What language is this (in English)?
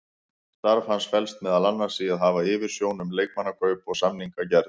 Icelandic